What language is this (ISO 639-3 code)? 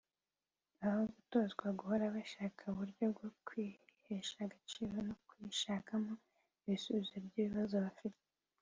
kin